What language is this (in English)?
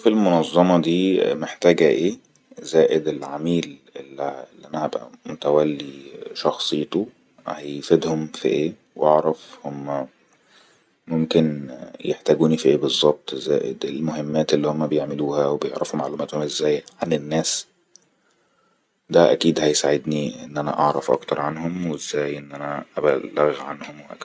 Egyptian Arabic